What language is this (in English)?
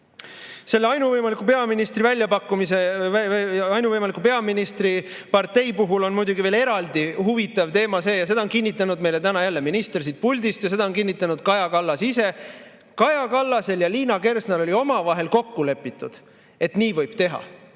Estonian